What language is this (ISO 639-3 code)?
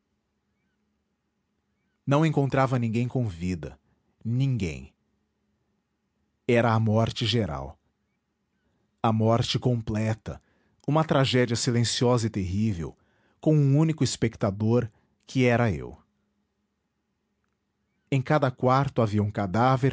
por